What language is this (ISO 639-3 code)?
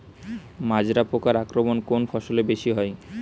ben